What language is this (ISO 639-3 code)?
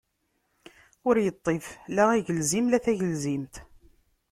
kab